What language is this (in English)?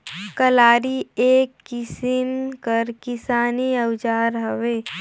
Chhattisgarhi